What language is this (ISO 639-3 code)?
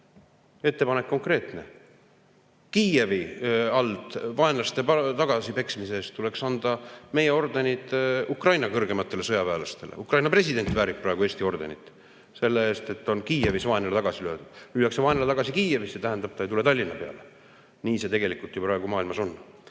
est